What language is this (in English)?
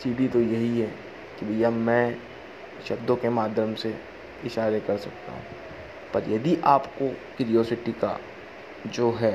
Hindi